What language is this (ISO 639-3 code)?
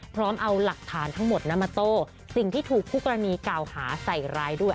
tha